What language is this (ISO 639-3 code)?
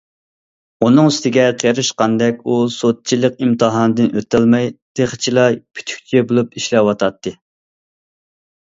uig